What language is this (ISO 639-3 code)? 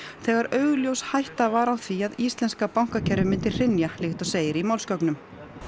isl